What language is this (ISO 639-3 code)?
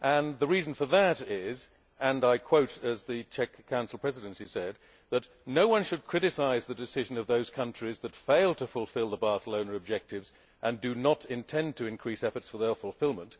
eng